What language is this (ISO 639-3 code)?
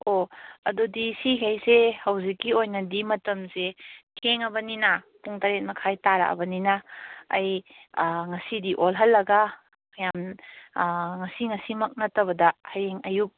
mni